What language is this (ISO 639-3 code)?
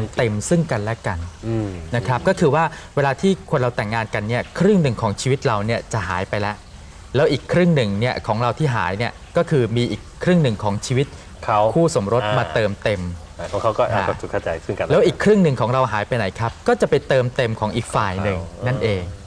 tha